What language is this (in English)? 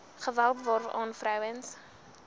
Afrikaans